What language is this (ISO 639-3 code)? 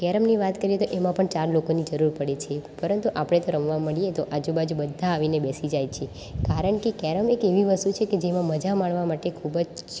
guj